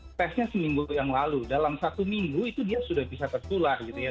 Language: Indonesian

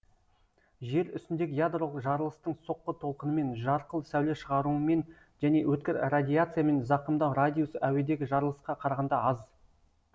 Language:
Kazakh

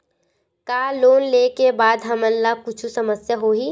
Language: Chhattisgarhi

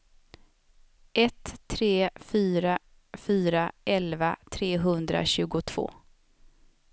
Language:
Swedish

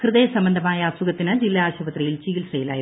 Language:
Malayalam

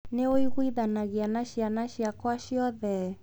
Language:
Kikuyu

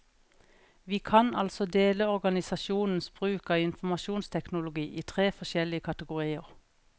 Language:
Norwegian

